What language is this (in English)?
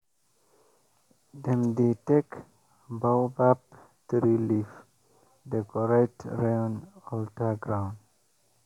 Nigerian Pidgin